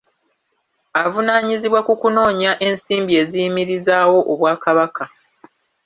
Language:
Ganda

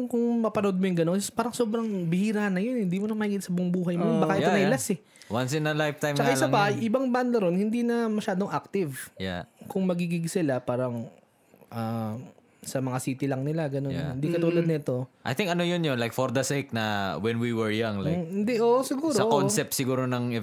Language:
Filipino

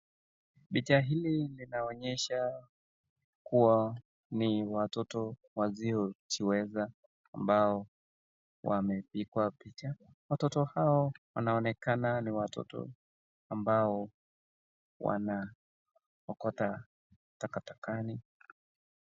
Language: Swahili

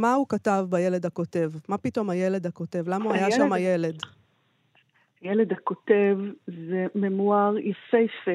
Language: Hebrew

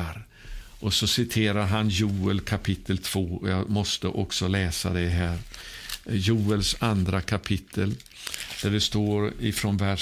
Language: Swedish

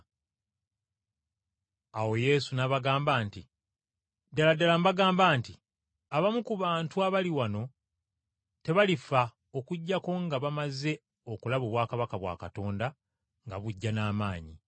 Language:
Ganda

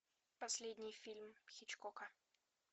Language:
Russian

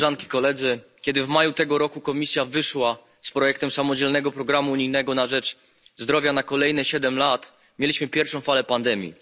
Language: Polish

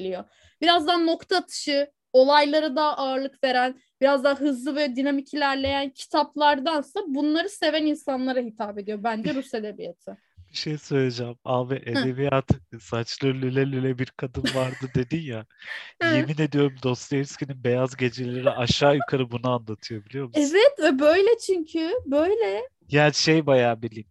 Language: Turkish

